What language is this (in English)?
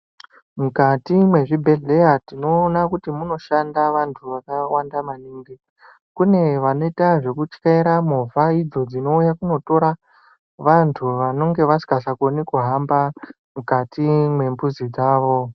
Ndau